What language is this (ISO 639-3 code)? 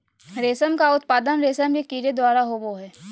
mag